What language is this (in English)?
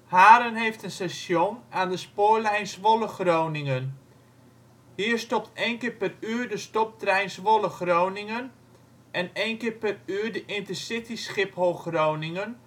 Dutch